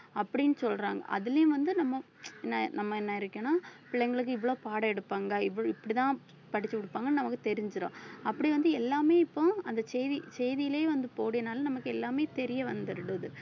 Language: Tamil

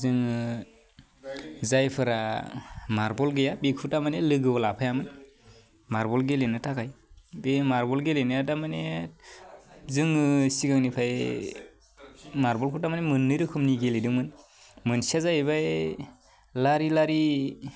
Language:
Bodo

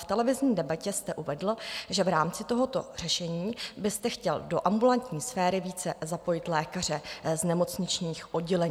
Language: Czech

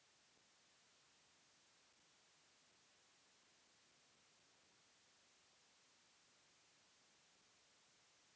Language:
Bhojpuri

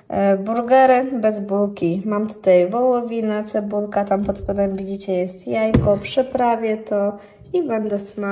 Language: Polish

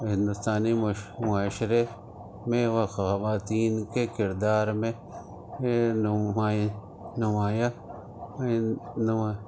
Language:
Urdu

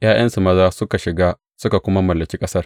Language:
Hausa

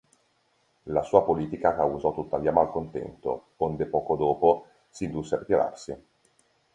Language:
Italian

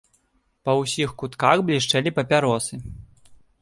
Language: Belarusian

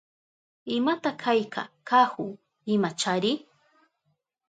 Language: Southern Pastaza Quechua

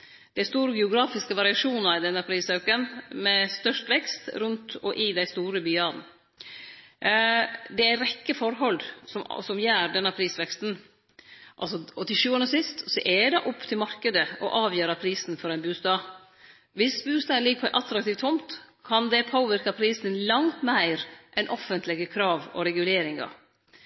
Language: Norwegian Nynorsk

